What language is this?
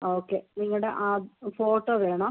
Malayalam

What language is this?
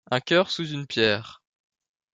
French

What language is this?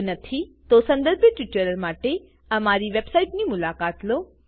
Gujarati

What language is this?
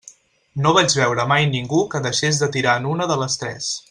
Catalan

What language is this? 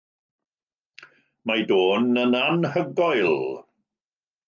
Welsh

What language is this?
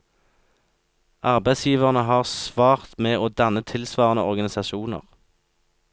Norwegian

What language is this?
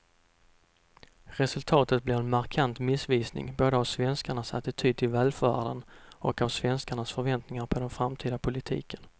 Swedish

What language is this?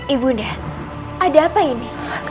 Indonesian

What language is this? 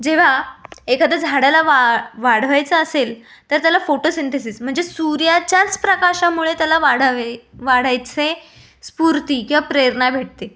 Marathi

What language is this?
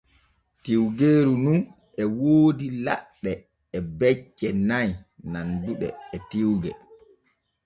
Borgu Fulfulde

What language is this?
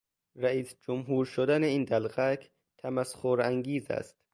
Persian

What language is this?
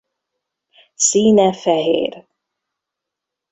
Hungarian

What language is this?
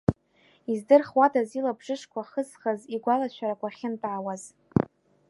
Abkhazian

